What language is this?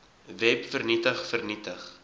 Afrikaans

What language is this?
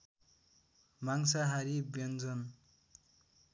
Nepali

